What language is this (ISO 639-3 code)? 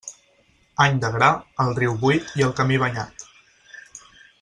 cat